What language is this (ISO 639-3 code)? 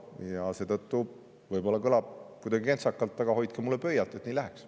est